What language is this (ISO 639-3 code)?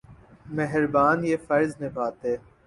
urd